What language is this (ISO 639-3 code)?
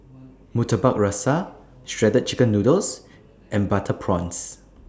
eng